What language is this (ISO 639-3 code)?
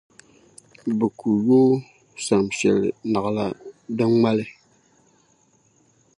dag